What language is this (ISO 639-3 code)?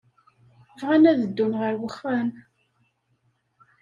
kab